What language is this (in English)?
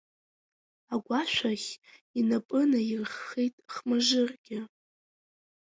Abkhazian